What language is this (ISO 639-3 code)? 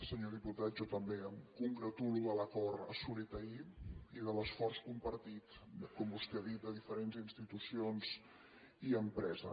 cat